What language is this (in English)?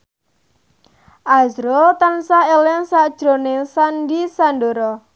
Javanese